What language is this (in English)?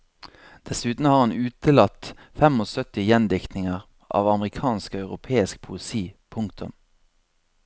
Norwegian